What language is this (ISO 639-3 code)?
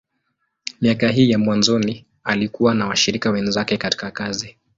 swa